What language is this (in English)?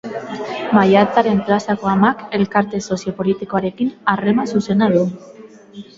Basque